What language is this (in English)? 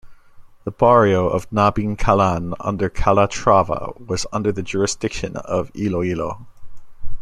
English